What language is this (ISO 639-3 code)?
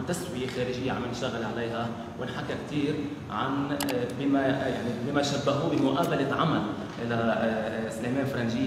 ara